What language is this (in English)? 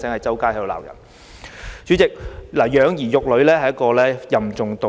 Cantonese